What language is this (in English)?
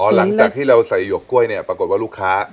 Thai